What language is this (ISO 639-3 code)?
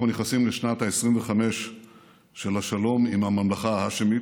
heb